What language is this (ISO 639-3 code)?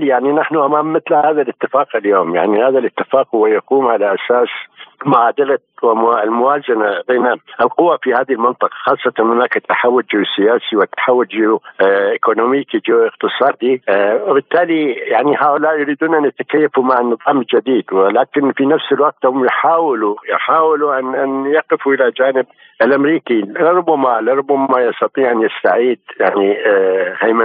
ara